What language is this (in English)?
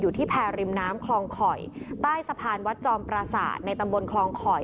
Thai